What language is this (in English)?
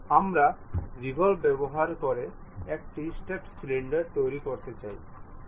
Bangla